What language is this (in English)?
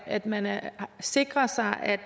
Danish